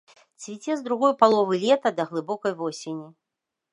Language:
Belarusian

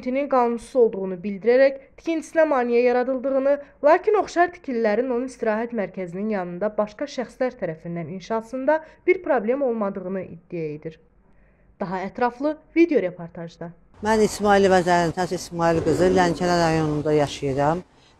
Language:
Turkish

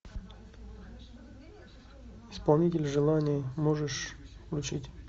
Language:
Russian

